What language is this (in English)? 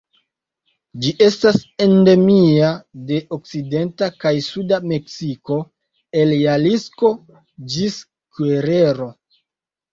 Esperanto